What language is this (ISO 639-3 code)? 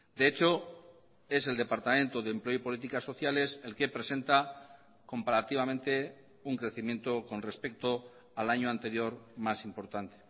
spa